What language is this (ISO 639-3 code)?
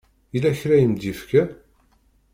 kab